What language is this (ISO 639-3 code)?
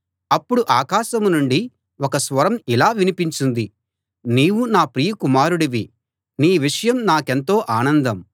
tel